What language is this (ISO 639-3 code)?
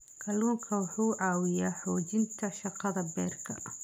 som